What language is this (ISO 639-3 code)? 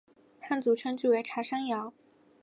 zho